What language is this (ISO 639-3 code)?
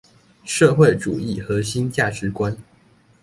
zho